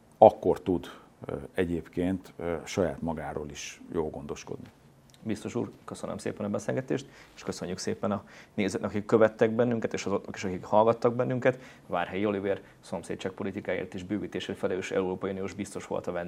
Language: Hungarian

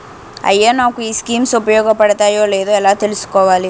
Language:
Telugu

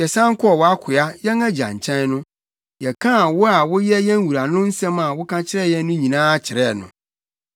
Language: Akan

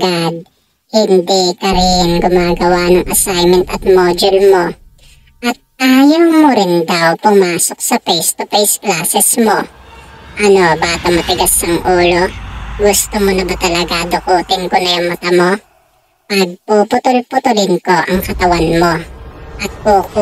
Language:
Filipino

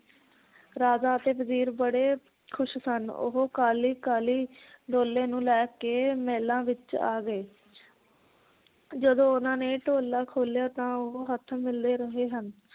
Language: Punjabi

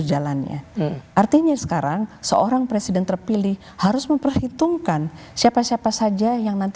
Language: Indonesian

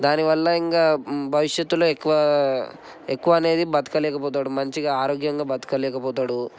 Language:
Telugu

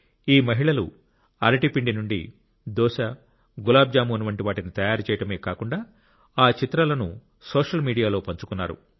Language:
Telugu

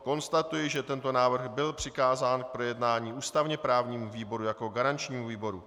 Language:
Czech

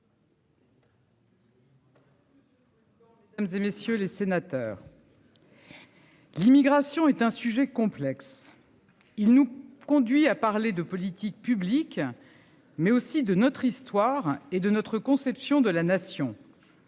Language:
French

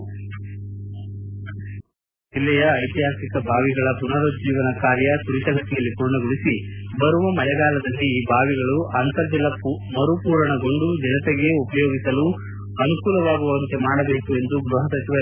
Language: Kannada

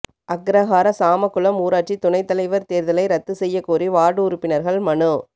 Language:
Tamil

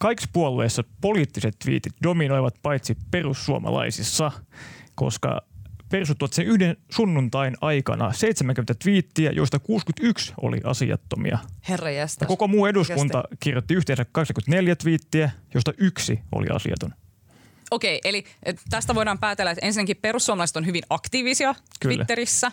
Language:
Finnish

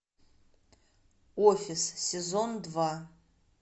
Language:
Russian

